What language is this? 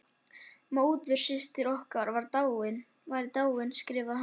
Icelandic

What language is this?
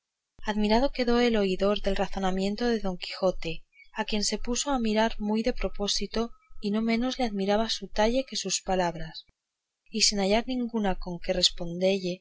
Spanish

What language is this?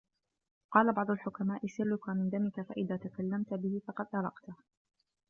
Arabic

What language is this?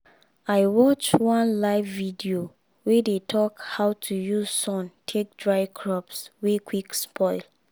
Nigerian Pidgin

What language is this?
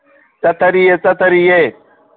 Manipuri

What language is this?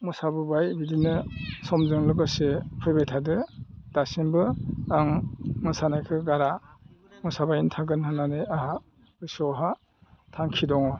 Bodo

